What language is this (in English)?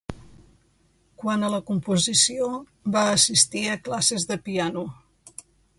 Catalan